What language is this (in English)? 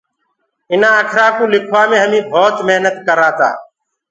Gurgula